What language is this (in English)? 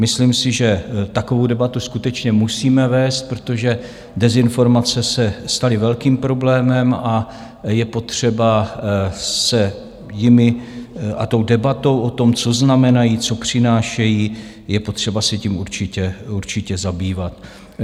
Czech